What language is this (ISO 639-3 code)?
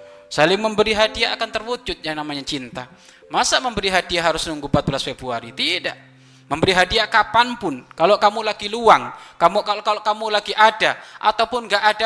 ind